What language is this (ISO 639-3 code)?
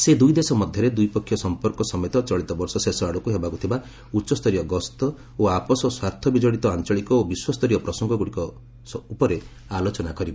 ori